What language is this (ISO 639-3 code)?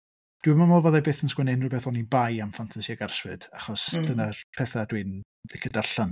cym